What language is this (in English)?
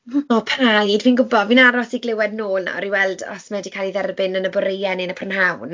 Welsh